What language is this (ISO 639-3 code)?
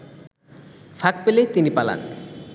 ben